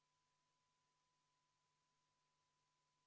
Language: Estonian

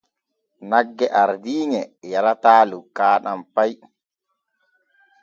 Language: Borgu Fulfulde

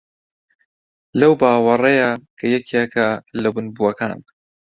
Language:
Central Kurdish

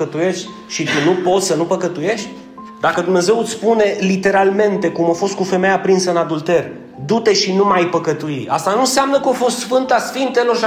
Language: Romanian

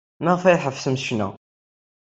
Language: Kabyle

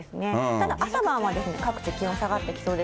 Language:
Japanese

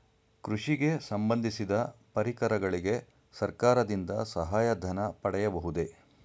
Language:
Kannada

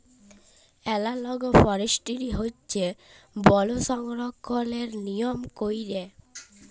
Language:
Bangla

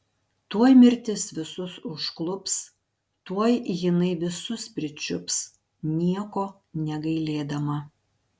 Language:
Lithuanian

